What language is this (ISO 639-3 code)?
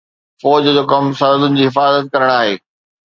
snd